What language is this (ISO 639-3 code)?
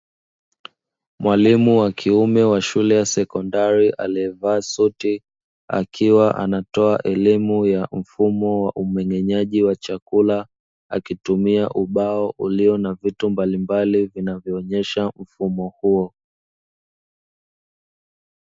swa